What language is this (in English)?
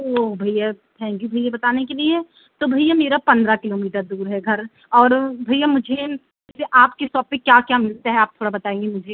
Hindi